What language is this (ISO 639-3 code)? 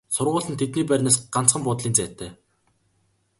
mon